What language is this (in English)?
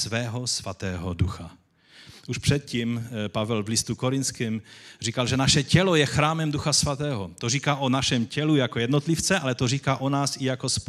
Czech